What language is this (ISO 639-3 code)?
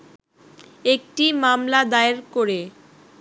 ben